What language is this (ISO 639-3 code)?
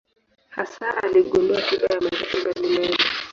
swa